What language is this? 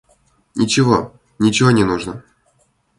Russian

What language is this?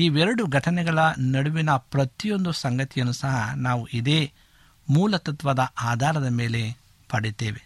Kannada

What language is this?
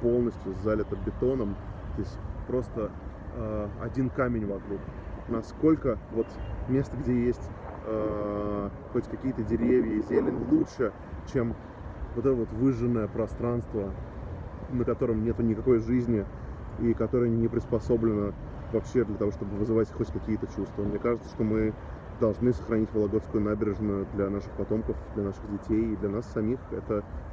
Russian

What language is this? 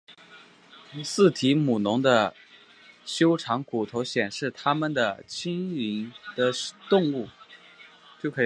Chinese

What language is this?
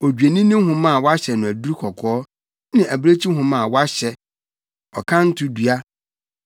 Akan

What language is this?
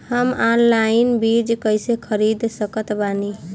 Bhojpuri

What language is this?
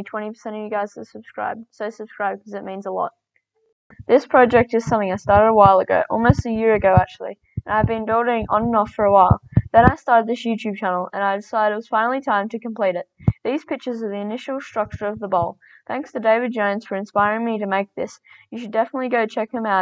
English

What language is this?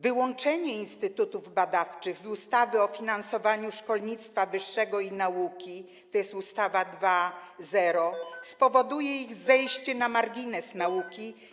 Polish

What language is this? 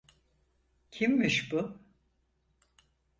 Turkish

